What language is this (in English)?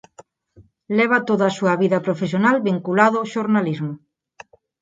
Galician